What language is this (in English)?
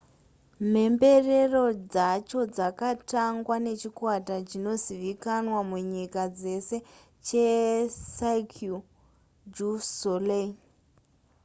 Shona